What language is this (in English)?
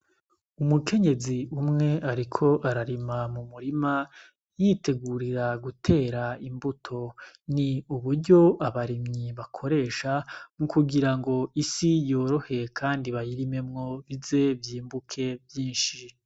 Rundi